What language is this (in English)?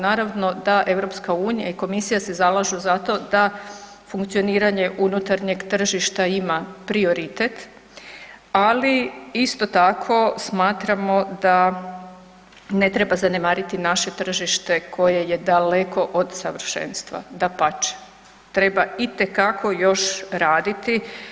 Croatian